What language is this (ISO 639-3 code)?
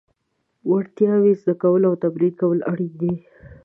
pus